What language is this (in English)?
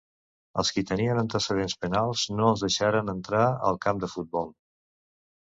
Catalan